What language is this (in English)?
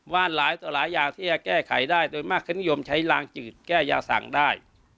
Thai